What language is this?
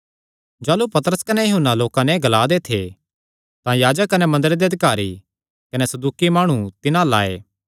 Kangri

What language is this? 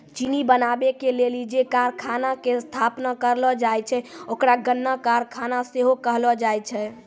Maithili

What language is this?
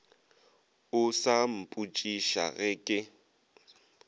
Northern Sotho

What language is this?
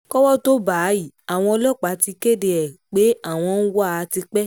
Yoruba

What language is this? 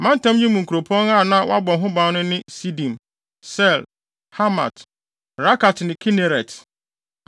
Akan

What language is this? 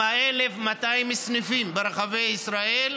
Hebrew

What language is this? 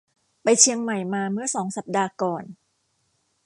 Thai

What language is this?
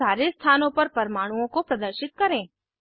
Hindi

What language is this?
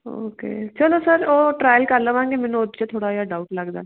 Punjabi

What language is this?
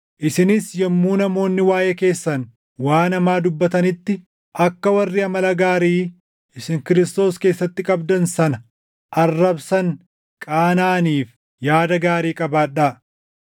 Oromo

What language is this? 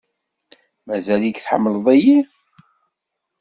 Kabyle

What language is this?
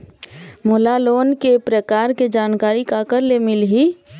Chhattisgarhi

